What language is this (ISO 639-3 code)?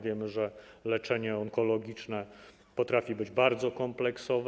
pol